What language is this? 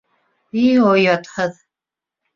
Bashkir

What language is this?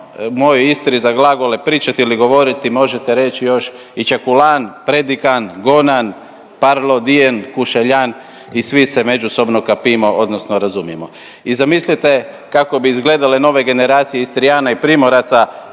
Croatian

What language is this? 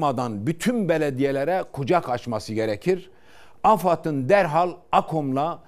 Turkish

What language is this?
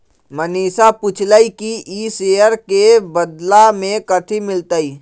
Magahi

